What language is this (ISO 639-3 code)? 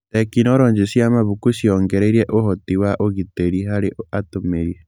kik